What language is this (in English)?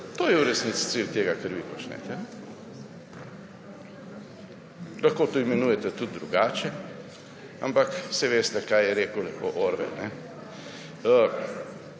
Slovenian